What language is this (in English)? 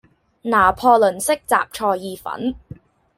Cantonese